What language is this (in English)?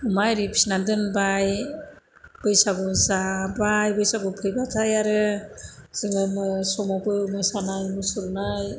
Bodo